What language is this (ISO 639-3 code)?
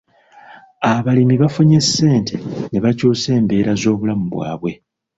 lug